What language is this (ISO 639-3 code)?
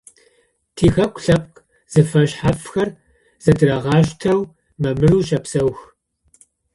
ady